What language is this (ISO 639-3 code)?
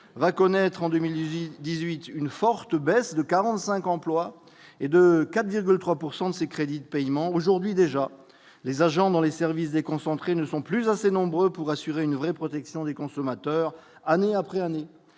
fra